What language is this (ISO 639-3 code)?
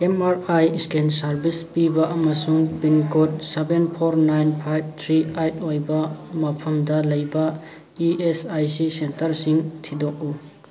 mni